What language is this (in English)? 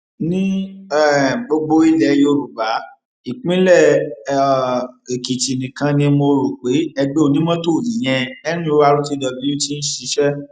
Yoruba